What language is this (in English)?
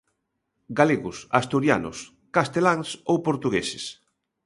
Galician